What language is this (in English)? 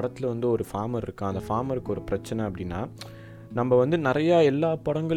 Tamil